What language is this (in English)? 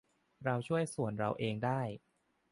Thai